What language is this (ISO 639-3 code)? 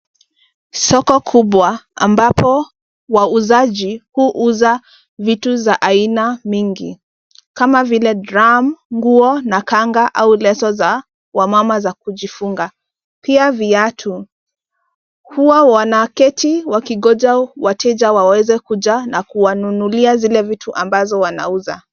swa